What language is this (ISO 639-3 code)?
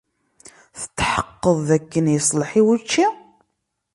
kab